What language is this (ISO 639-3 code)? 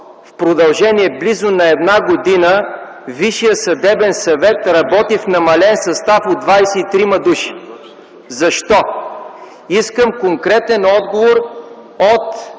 bul